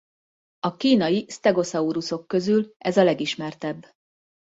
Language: Hungarian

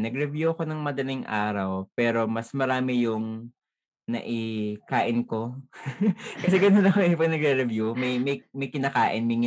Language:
Filipino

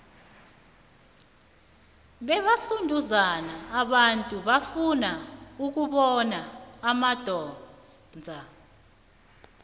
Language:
South Ndebele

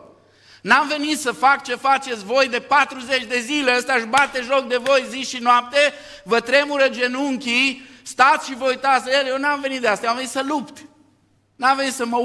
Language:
Romanian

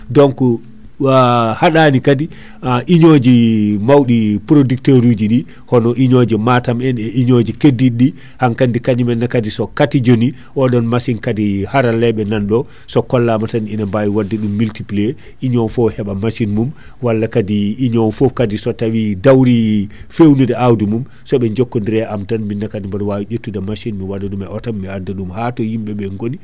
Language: Fula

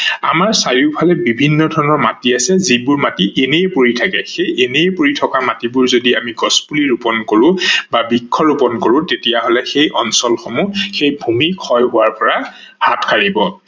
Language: Assamese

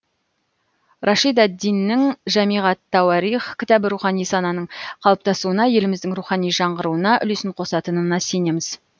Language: Kazakh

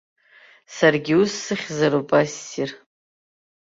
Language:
Abkhazian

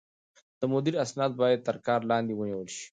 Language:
Pashto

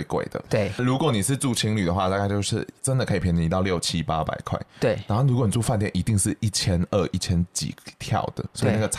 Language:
Chinese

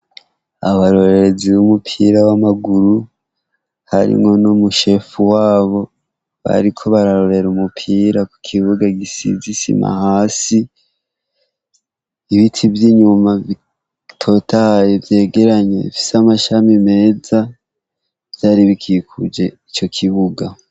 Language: Rundi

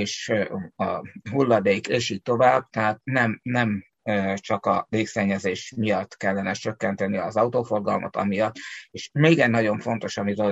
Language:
Hungarian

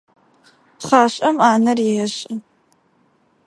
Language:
Adyghe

